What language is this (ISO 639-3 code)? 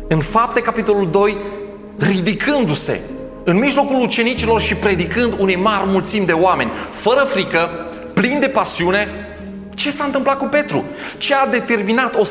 ron